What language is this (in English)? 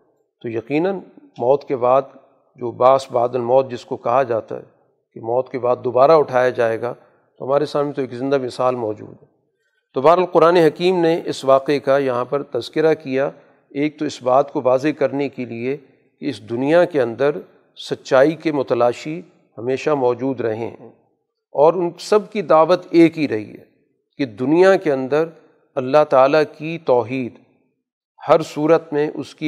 Urdu